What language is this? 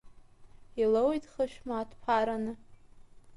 Abkhazian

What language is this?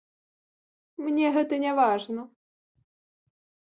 Belarusian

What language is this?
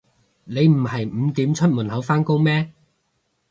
Cantonese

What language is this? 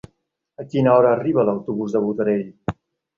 Catalan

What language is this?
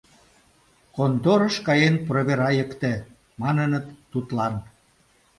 Mari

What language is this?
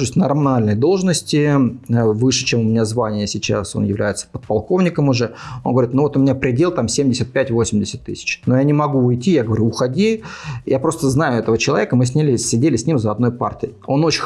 Russian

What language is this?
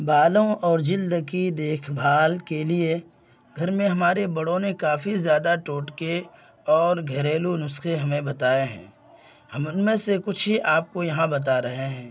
Urdu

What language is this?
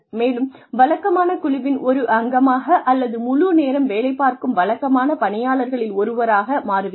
Tamil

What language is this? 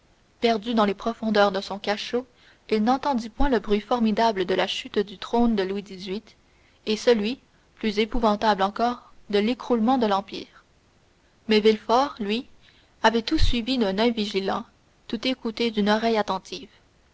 French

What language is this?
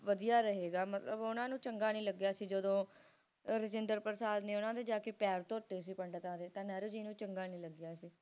Punjabi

